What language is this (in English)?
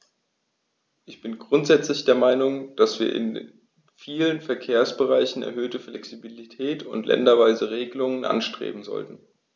German